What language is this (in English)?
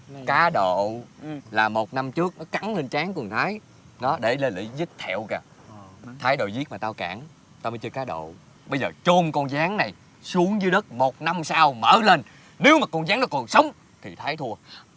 Vietnamese